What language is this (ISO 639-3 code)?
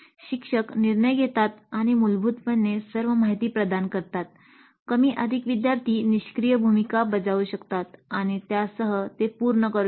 mar